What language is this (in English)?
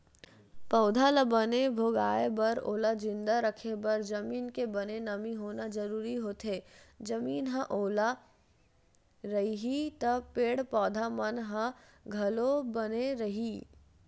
Chhattisgarhi